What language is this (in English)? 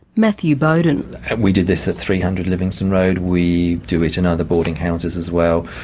English